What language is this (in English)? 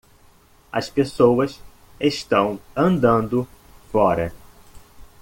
Portuguese